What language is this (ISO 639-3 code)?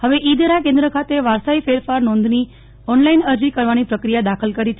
guj